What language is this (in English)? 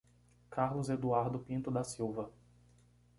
Portuguese